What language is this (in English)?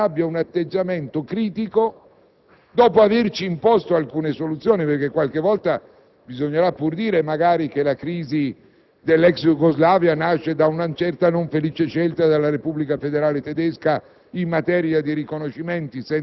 Italian